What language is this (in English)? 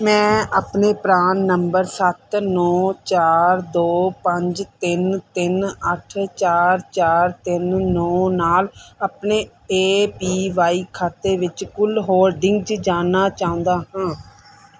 Punjabi